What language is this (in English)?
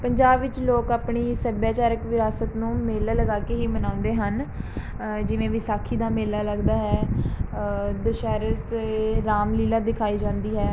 Punjabi